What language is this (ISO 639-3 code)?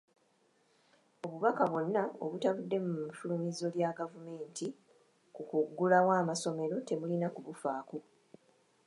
lug